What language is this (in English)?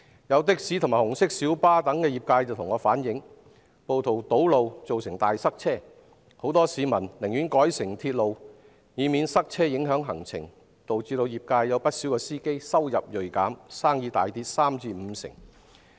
Cantonese